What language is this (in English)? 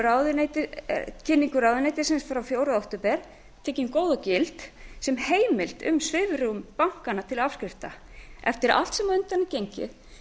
Icelandic